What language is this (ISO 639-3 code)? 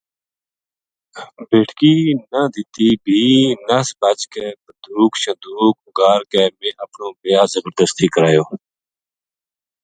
gju